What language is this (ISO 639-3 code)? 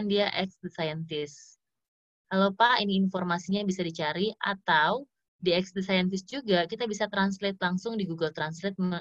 ind